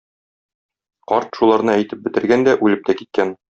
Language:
Tatar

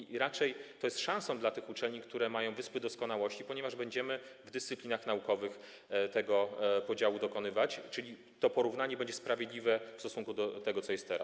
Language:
Polish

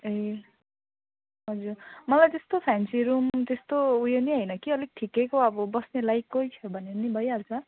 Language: Nepali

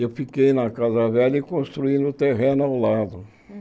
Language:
Portuguese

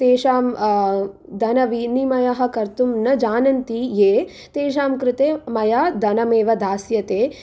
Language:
Sanskrit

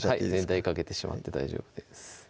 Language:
Japanese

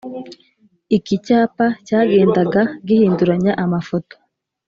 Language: Kinyarwanda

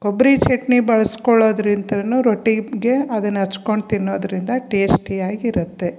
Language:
Kannada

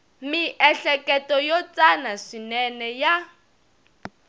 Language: Tsonga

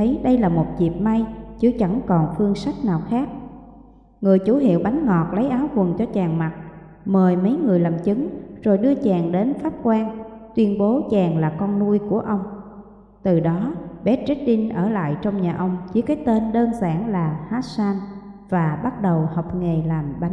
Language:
Vietnamese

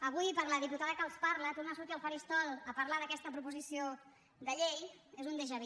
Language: Catalan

